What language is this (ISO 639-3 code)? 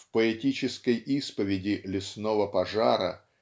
rus